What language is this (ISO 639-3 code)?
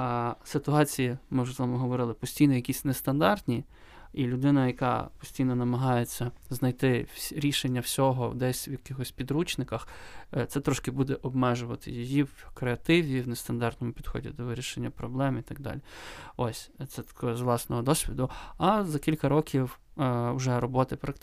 ukr